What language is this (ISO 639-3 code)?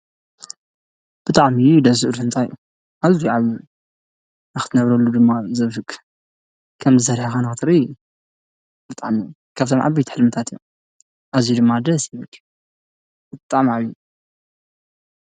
tir